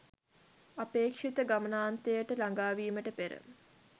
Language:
Sinhala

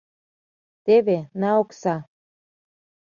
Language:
Mari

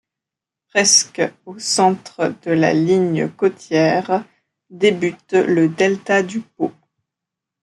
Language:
French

